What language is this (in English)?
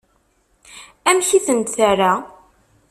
Kabyle